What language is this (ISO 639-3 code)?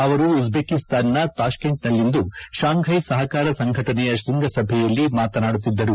kan